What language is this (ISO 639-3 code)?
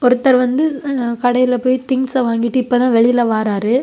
tam